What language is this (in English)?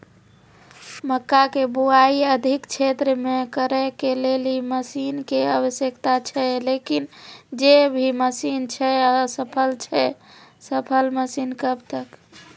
Maithili